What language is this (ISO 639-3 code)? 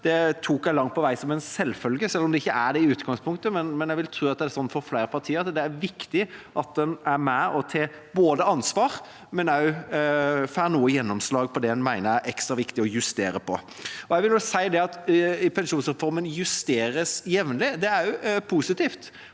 nor